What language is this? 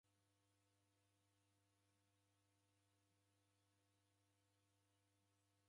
Taita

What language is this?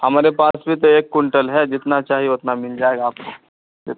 Urdu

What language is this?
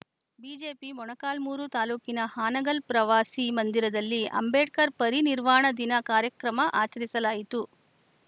Kannada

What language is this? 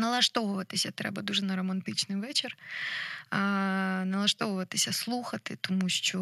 Ukrainian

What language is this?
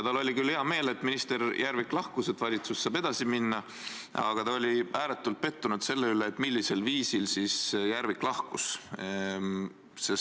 Estonian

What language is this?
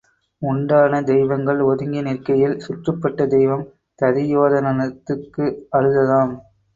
Tamil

